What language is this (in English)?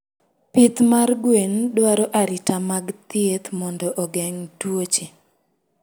Luo (Kenya and Tanzania)